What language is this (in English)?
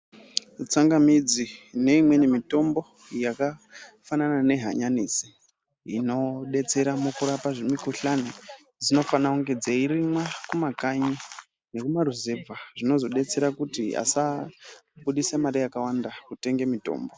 Ndau